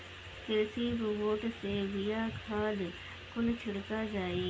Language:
Bhojpuri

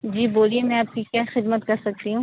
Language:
Urdu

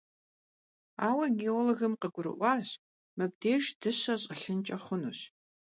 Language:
Kabardian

